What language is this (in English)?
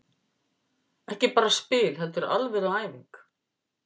Icelandic